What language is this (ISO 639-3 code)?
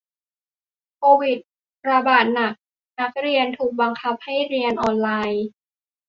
tha